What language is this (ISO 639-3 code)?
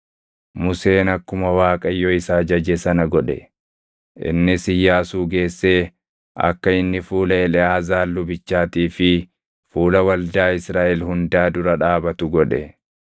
orm